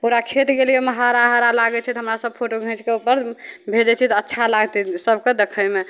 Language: Maithili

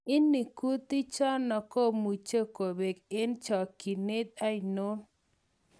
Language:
Kalenjin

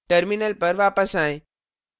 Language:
Hindi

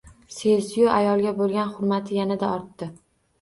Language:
Uzbek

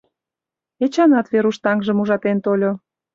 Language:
Mari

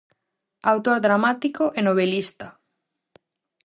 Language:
Galician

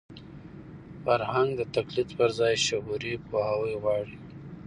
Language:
Pashto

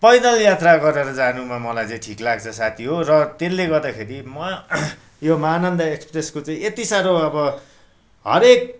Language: Nepali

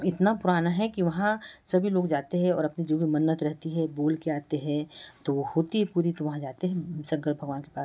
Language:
Hindi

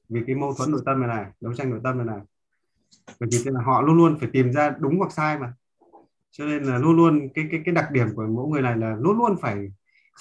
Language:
Vietnamese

